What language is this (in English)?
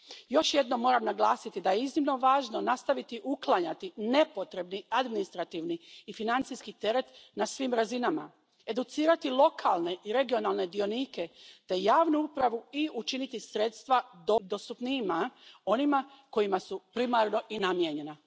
Croatian